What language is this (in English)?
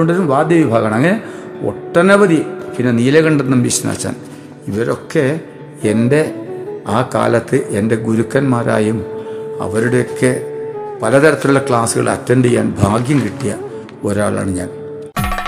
Malayalam